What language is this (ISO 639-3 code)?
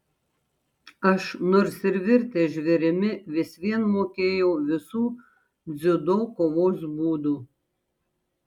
lit